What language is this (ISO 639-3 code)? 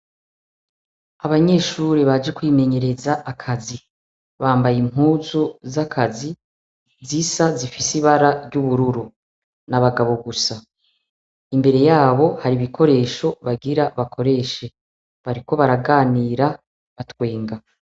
run